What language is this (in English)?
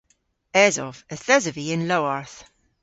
Cornish